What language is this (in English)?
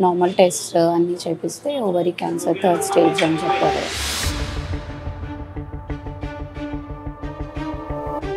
Telugu